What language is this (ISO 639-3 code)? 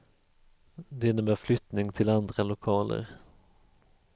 swe